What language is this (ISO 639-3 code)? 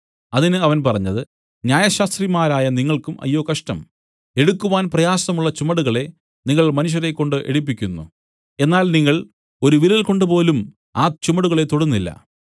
mal